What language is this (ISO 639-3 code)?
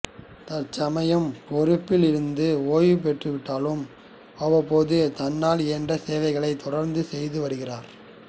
tam